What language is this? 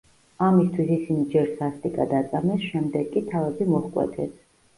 Georgian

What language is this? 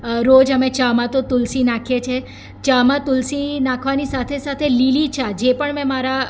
Gujarati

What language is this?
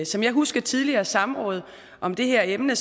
Danish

